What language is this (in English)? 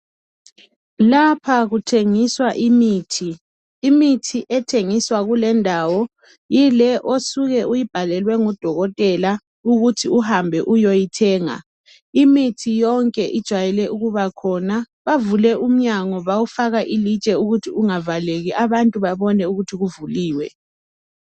North Ndebele